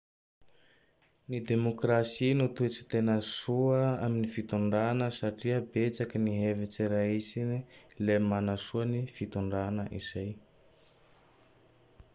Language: Tandroy-Mahafaly Malagasy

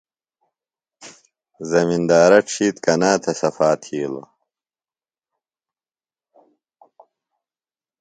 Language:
Phalura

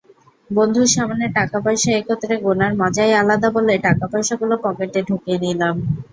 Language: Bangla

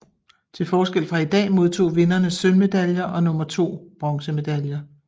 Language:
Danish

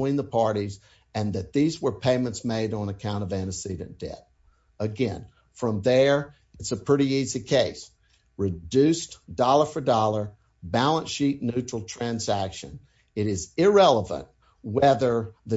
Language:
English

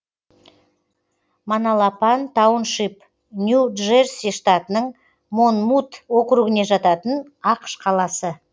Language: Kazakh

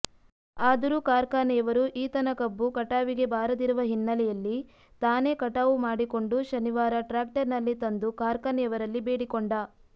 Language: Kannada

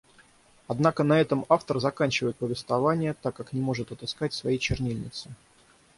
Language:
Russian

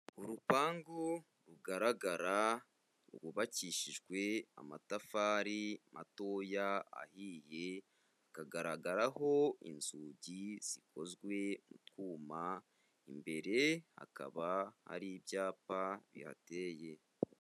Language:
Kinyarwanda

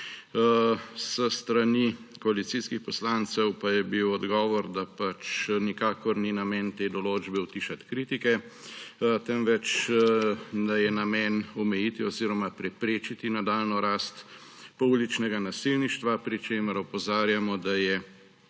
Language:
Slovenian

